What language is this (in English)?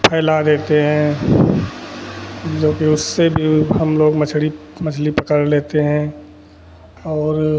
Hindi